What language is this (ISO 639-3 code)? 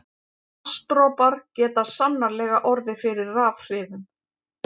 isl